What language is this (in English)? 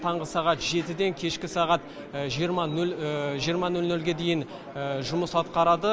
Kazakh